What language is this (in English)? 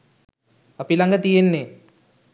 Sinhala